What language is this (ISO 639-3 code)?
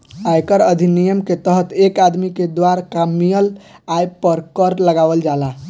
bho